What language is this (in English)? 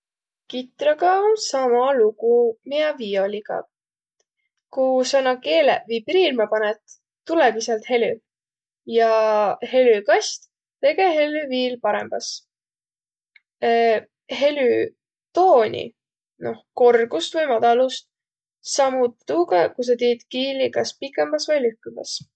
Võro